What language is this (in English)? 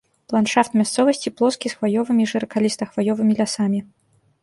Belarusian